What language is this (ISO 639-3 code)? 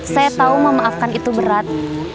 ind